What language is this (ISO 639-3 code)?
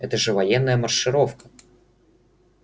rus